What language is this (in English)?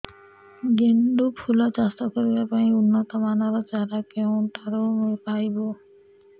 Odia